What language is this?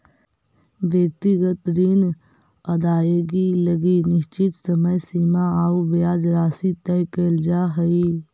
Magahi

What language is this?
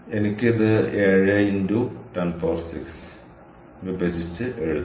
Malayalam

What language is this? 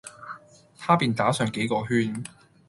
Cantonese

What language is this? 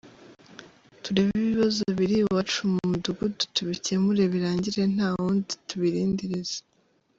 Kinyarwanda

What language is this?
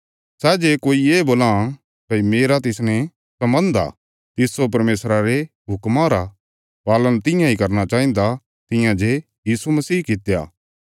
Bilaspuri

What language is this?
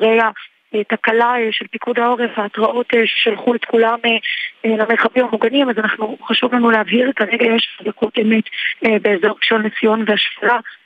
Hebrew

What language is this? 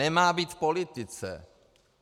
Czech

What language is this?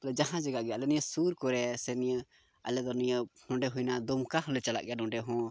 Santali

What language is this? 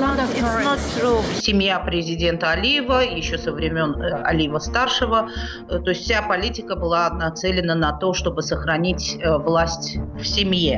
Russian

